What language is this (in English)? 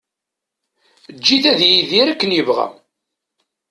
Kabyle